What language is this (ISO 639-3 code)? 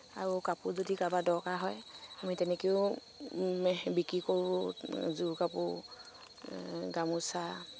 asm